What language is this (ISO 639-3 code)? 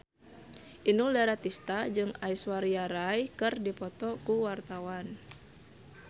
sun